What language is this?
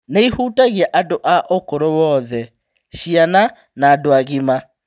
Kikuyu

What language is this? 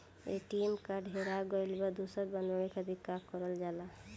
Bhojpuri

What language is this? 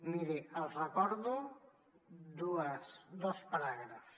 Catalan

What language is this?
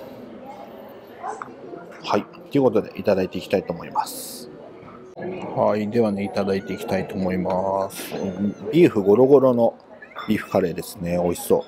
Japanese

